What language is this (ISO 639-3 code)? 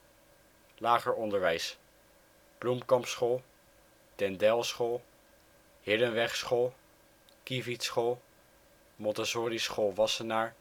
nld